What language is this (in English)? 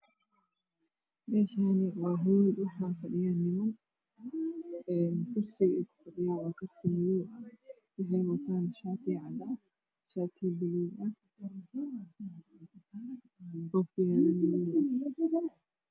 Somali